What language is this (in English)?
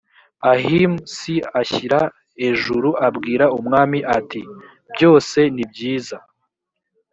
Kinyarwanda